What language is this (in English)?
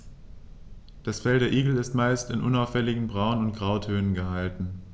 German